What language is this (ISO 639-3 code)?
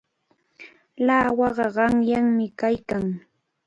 qvl